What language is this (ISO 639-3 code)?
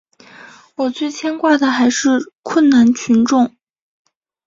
zho